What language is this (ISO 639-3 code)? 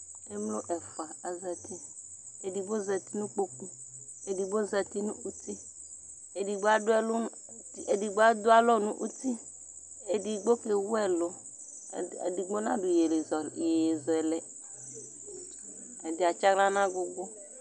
kpo